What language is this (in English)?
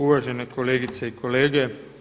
Croatian